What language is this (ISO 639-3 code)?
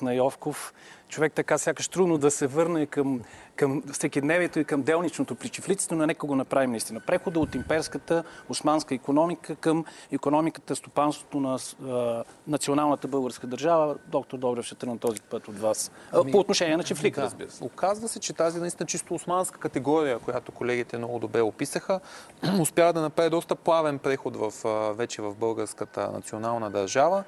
bul